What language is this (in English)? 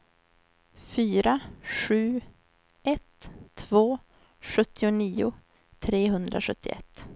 Swedish